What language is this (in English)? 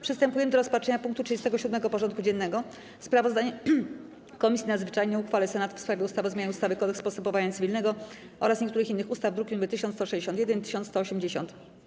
Polish